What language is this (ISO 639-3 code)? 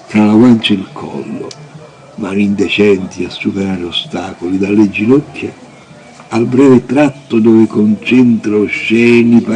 ita